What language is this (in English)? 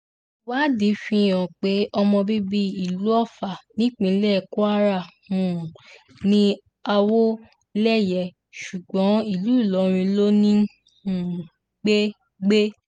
Yoruba